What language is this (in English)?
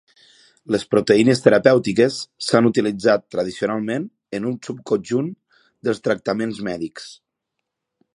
Catalan